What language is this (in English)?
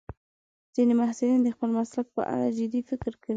Pashto